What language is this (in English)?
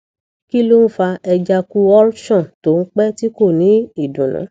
Yoruba